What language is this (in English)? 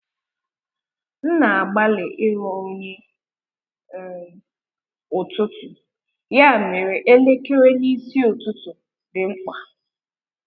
Igbo